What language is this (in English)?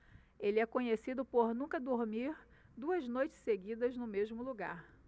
Portuguese